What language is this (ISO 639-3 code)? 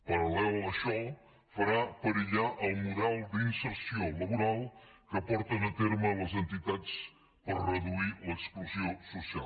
cat